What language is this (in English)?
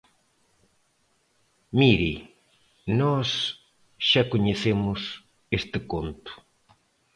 Galician